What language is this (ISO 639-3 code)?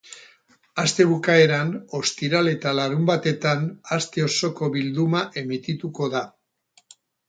eus